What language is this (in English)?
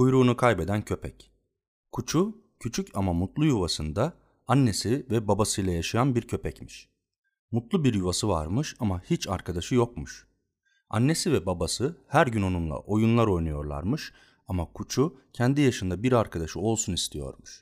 Turkish